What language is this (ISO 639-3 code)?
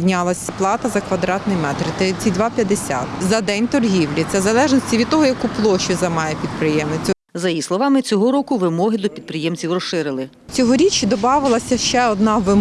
ukr